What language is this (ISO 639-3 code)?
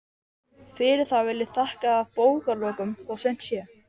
isl